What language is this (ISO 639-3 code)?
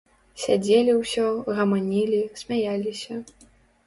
bel